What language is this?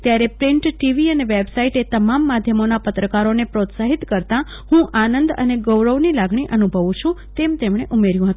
Gujarati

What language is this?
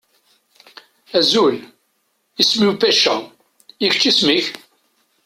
Kabyle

